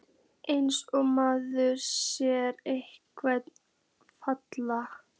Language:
Icelandic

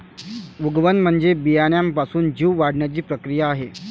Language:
Marathi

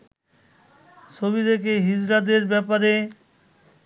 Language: Bangla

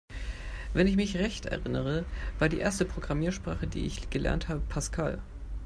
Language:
German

